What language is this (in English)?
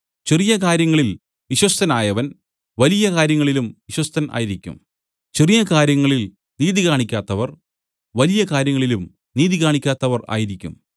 Malayalam